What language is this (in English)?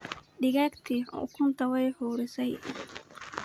Somali